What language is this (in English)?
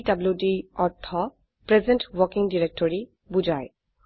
Assamese